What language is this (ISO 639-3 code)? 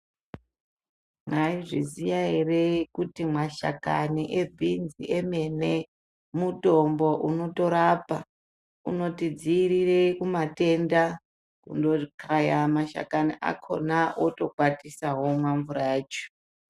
ndc